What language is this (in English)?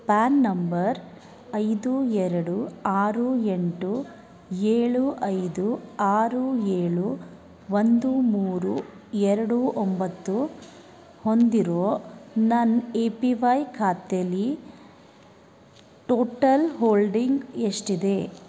Kannada